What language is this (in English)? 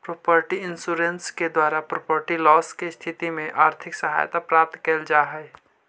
Magahi